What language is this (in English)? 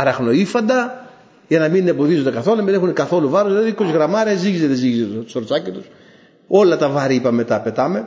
Greek